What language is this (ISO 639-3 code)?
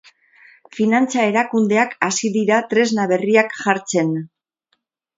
eus